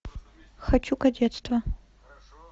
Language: Russian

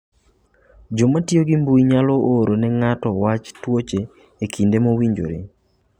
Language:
Luo (Kenya and Tanzania)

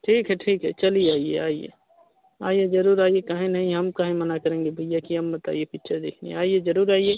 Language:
Hindi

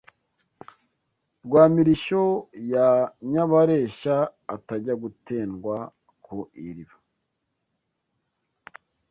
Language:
Kinyarwanda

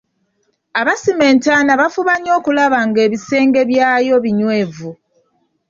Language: Ganda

